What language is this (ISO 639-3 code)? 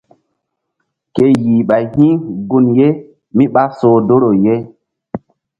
mdd